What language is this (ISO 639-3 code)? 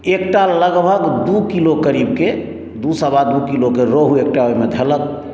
mai